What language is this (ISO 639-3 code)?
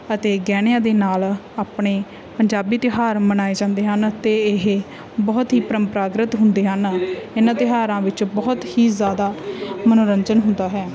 pan